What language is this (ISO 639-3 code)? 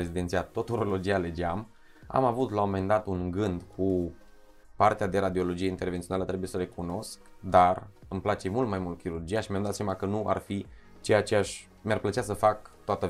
ron